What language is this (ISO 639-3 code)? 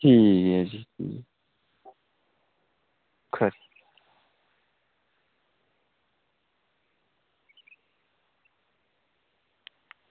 doi